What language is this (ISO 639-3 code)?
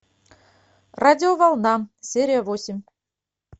rus